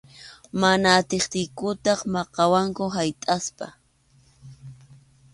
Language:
Arequipa-La Unión Quechua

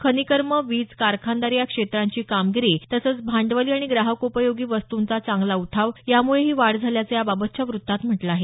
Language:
Marathi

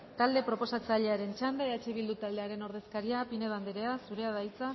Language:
Basque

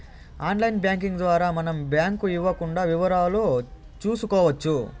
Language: Telugu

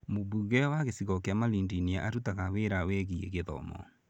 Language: Kikuyu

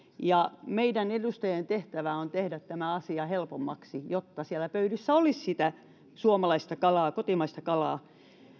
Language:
Finnish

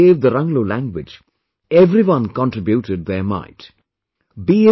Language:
English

